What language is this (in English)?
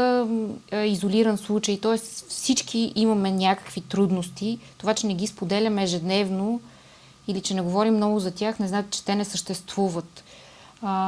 Bulgarian